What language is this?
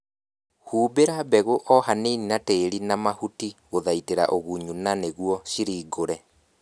Kikuyu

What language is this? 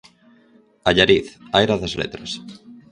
Galician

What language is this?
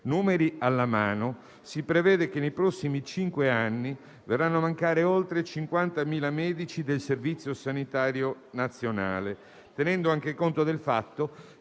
Italian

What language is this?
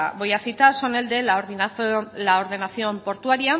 Spanish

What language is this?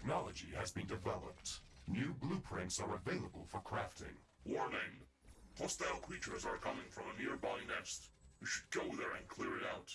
German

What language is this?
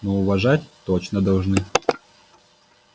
Russian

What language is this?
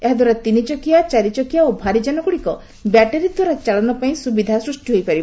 Odia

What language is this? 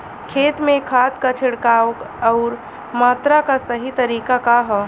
Bhojpuri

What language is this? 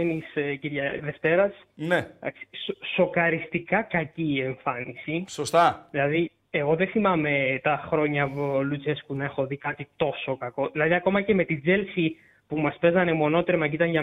Greek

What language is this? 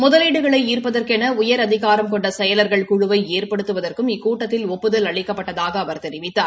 Tamil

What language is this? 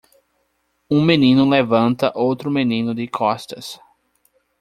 Portuguese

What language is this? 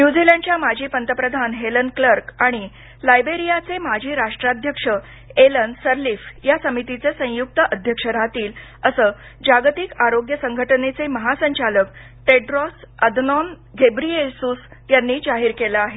Marathi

